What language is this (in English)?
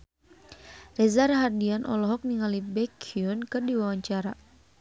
Sundanese